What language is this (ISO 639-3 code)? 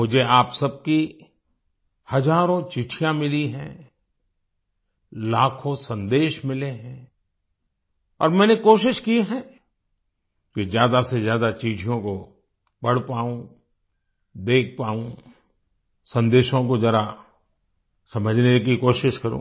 hin